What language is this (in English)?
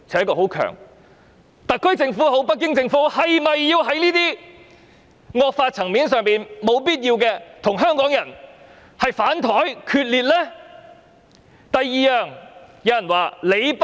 Cantonese